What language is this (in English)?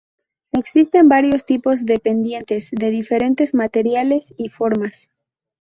Spanish